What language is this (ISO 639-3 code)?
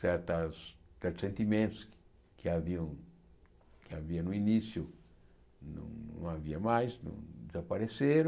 por